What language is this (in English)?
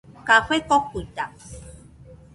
Nüpode Huitoto